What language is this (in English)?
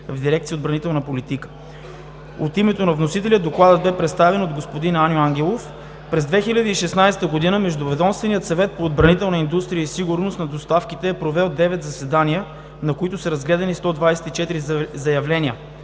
Bulgarian